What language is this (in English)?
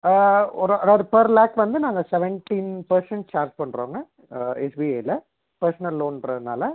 Tamil